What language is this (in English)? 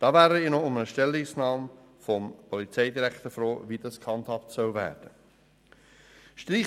Swiss German